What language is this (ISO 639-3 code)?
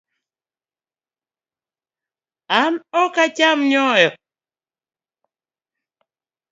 luo